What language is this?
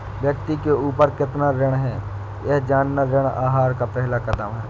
Hindi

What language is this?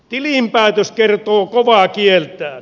Finnish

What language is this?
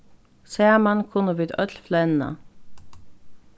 Faroese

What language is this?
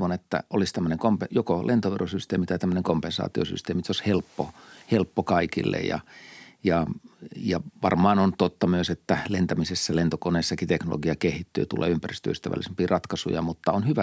Finnish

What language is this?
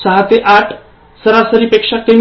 Marathi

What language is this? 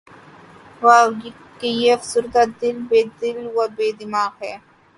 Urdu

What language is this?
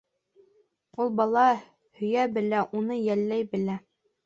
Bashkir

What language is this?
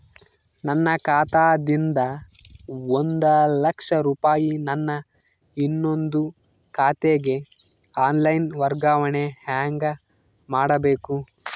Kannada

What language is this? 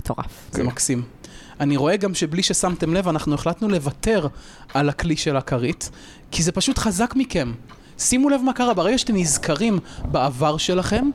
Hebrew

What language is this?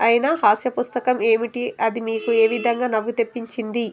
Telugu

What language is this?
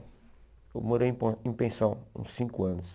Portuguese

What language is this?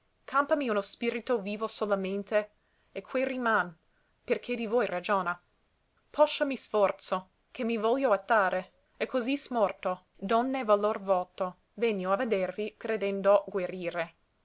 Italian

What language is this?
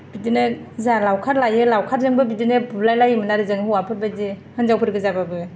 Bodo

